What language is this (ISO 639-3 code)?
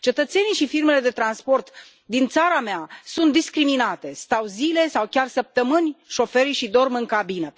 ron